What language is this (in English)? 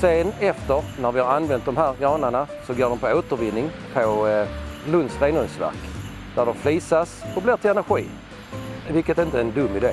Swedish